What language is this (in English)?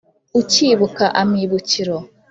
Kinyarwanda